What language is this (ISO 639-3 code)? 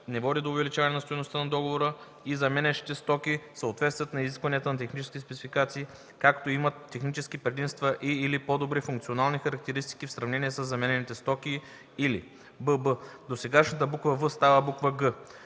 bul